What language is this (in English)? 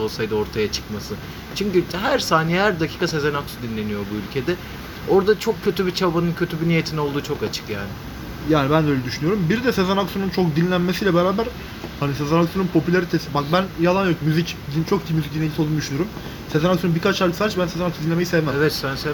Turkish